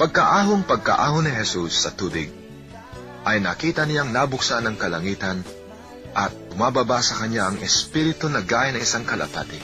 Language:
Filipino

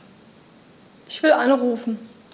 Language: German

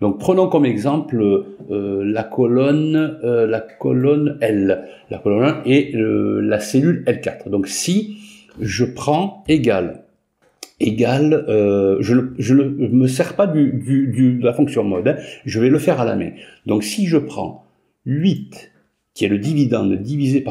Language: French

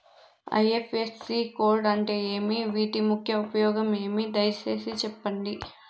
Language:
Telugu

